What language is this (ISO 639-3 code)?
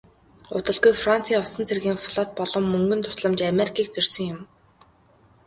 mon